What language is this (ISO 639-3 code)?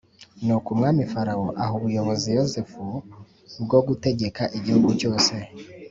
kin